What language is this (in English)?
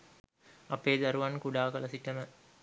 Sinhala